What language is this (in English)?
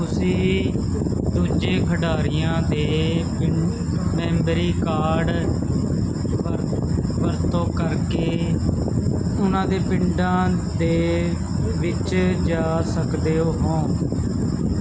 Punjabi